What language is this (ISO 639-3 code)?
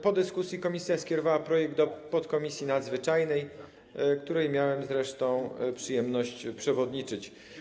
pol